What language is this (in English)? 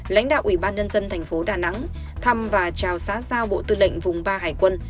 Vietnamese